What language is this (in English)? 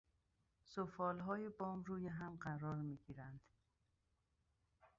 Persian